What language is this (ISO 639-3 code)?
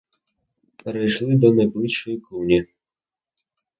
ukr